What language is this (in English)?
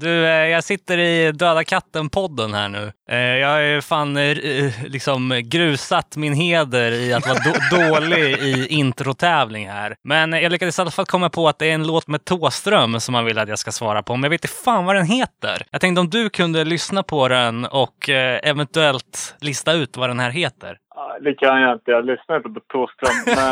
Swedish